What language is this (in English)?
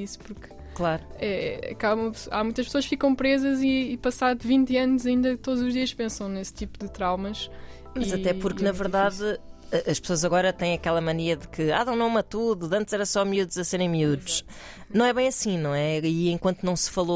Portuguese